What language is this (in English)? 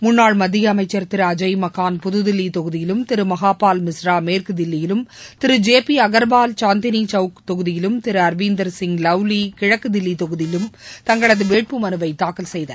Tamil